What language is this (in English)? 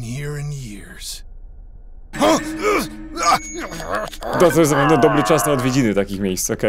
Polish